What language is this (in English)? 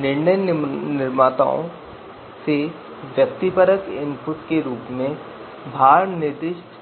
Hindi